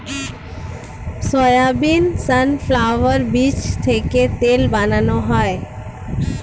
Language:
Bangla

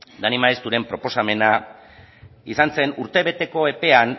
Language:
Basque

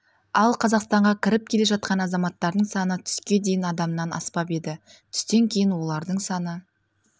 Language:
Kazakh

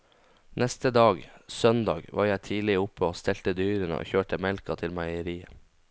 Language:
Norwegian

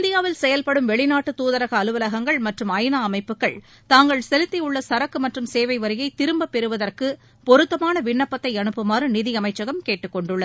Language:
Tamil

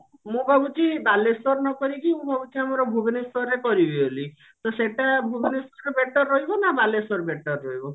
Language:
Odia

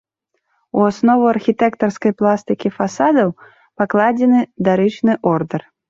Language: Belarusian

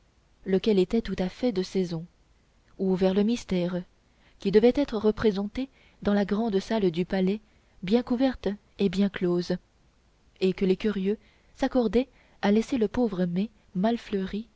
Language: French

